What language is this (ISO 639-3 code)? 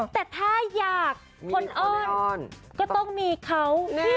tha